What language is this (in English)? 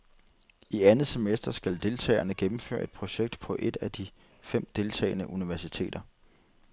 Danish